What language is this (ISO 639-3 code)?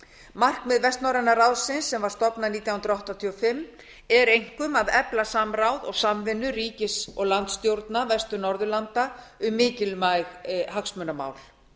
isl